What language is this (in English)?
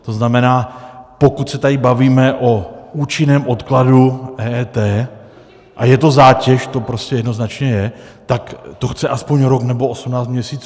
Czech